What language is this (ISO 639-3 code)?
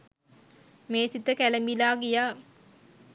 sin